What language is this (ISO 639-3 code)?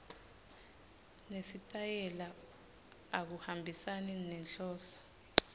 ssw